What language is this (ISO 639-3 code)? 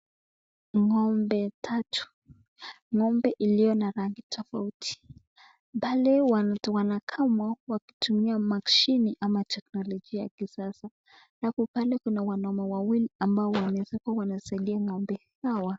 swa